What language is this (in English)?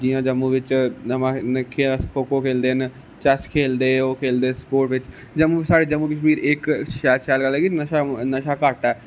Dogri